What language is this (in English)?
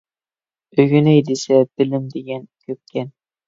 Uyghur